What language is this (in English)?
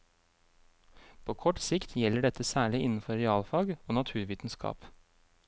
Norwegian